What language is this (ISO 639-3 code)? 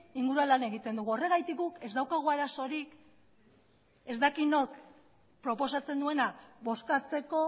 eus